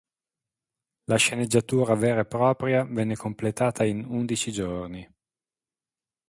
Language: Italian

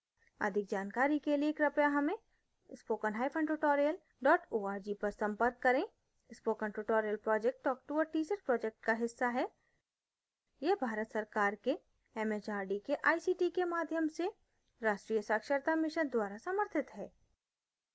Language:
Hindi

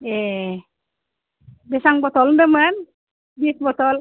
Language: Bodo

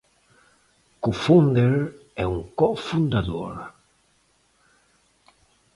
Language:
Portuguese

